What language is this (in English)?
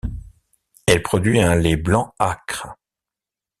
French